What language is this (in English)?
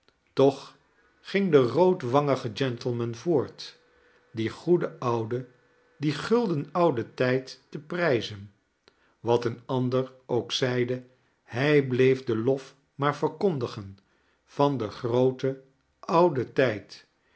Dutch